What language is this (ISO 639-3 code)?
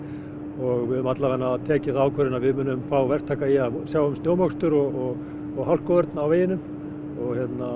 isl